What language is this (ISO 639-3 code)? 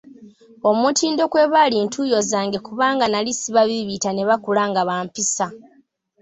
lug